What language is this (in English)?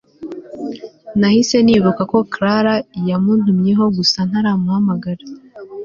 Kinyarwanda